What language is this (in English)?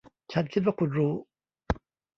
Thai